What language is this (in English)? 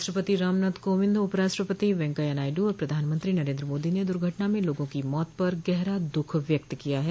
Hindi